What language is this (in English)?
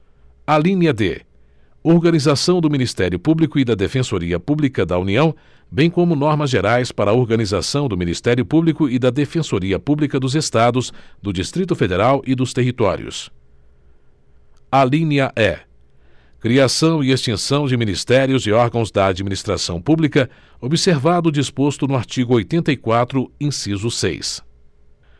Portuguese